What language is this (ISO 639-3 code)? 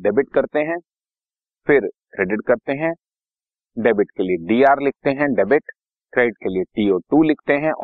hin